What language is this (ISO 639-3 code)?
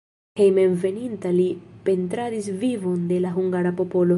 epo